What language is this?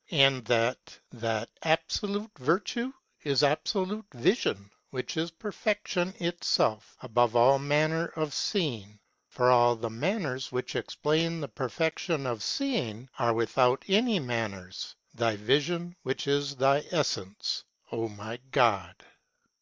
English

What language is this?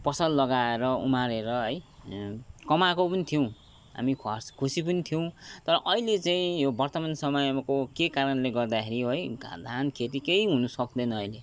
Nepali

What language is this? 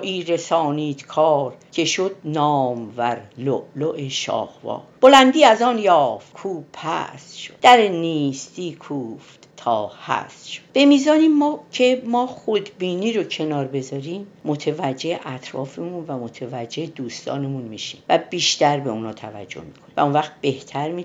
Persian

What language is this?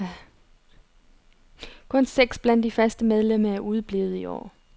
Danish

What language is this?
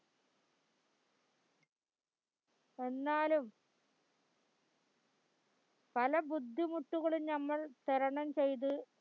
Malayalam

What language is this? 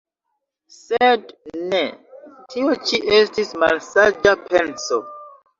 Esperanto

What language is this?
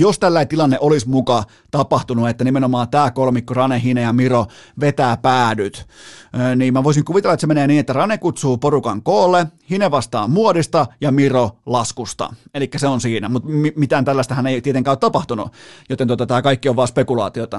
Finnish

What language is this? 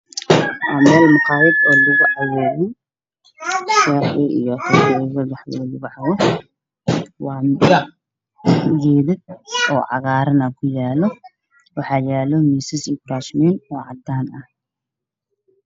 Somali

